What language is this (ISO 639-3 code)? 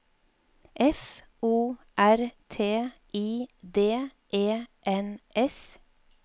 nor